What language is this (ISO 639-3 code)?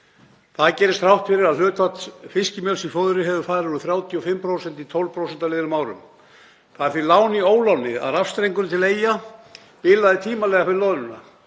isl